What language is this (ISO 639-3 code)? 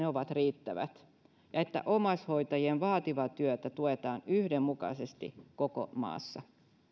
fin